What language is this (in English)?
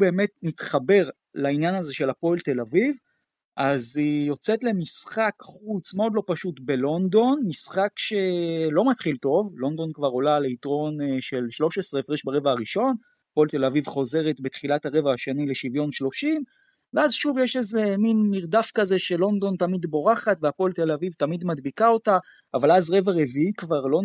Hebrew